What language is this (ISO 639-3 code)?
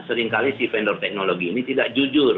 ind